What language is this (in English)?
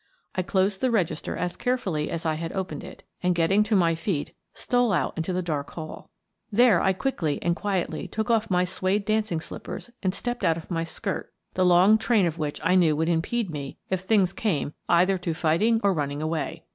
English